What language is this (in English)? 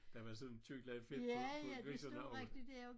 Danish